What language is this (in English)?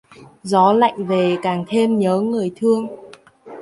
Vietnamese